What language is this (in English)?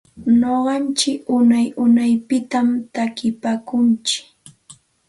Santa Ana de Tusi Pasco Quechua